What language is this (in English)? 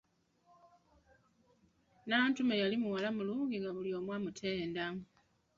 Ganda